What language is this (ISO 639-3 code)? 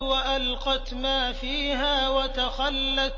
ara